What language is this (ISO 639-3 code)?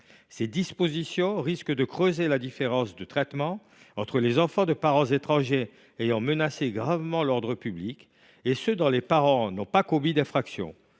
fra